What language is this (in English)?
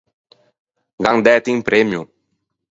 Ligurian